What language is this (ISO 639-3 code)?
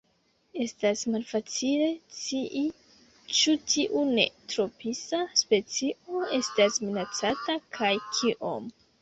epo